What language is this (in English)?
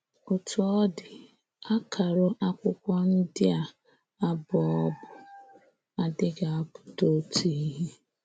Igbo